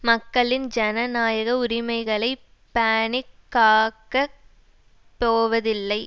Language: Tamil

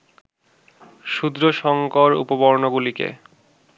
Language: Bangla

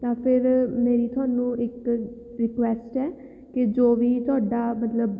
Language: Punjabi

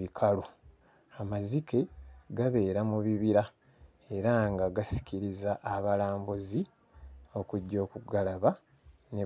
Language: Ganda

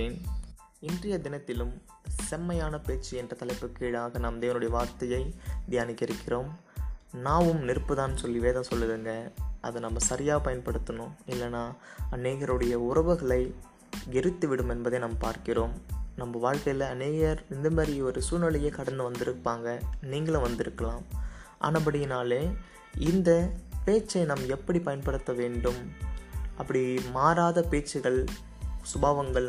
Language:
Tamil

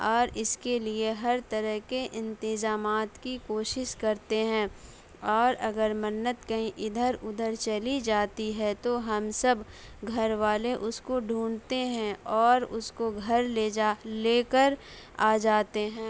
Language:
Urdu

